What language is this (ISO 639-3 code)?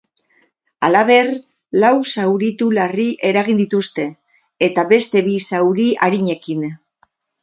eus